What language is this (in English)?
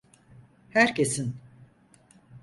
Turkish